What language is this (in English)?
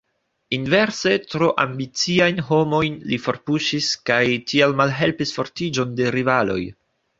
Esperanto